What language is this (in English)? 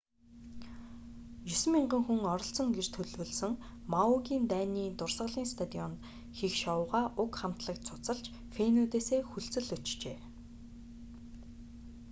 Mongolian